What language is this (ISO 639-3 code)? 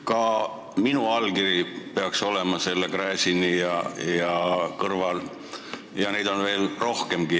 est